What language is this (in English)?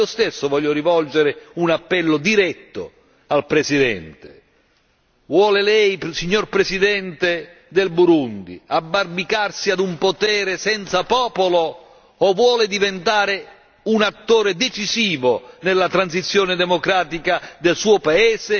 Italian